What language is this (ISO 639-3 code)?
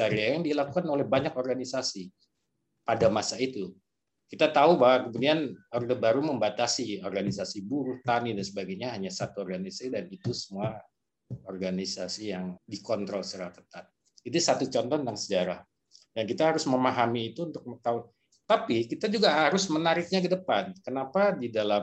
ind